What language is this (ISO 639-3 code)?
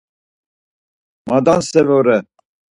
lzz